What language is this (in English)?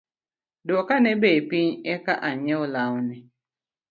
Luo (Kenya and Tanzania)